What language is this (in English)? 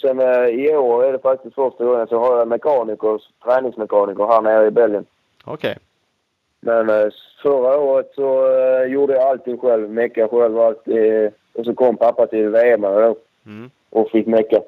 Swedish